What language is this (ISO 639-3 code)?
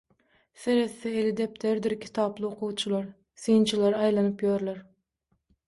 tuk